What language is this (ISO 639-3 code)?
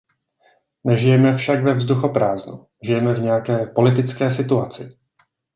ces